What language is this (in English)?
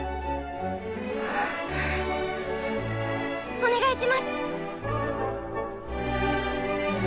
Japanese